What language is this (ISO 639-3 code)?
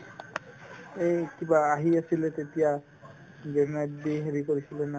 asm